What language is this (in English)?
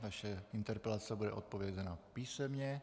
Czech